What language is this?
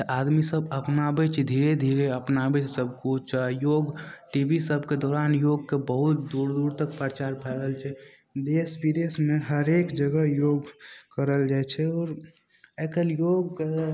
Maithili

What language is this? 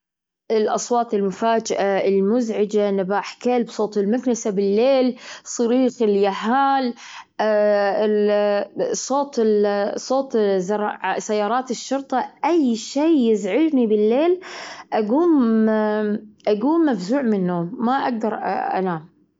Gulf Arabic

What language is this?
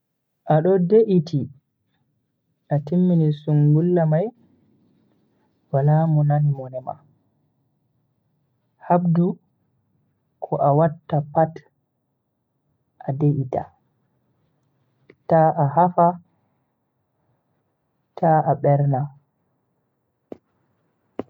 Bagirmi Fulfulde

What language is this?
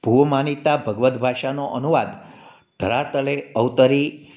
Gujarati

